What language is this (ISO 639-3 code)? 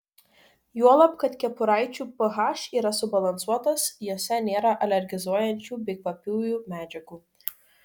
lit